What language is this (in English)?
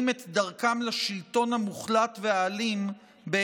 Hebrew